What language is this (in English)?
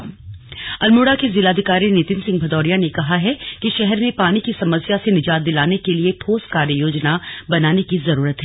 Hindi